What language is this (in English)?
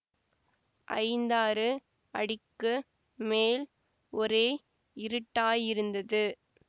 Tamil